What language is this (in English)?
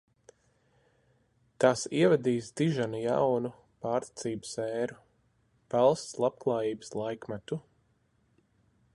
Latvian